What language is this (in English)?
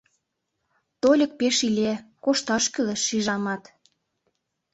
Mari